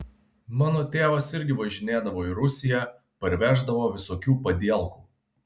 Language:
Lithuanian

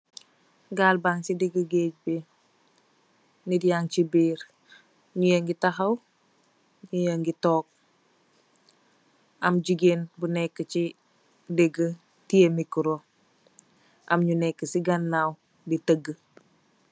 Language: Wolof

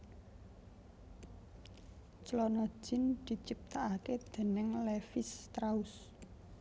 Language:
Javanese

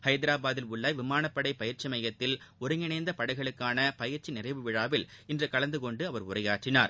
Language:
Tamil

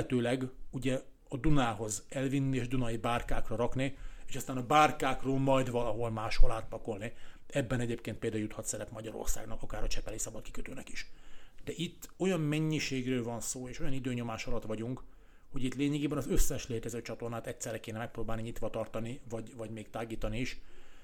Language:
Hungarian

